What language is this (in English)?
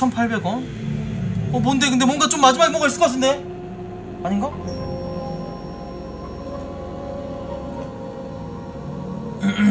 Korean